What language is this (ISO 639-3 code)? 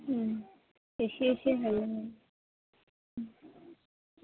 brx